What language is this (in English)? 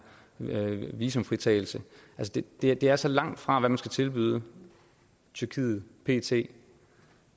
Danish